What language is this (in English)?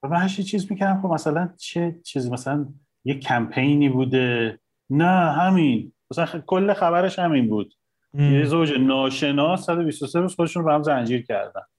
Persian